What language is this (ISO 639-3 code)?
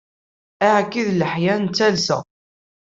kab